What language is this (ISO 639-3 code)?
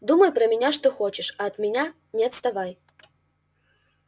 rus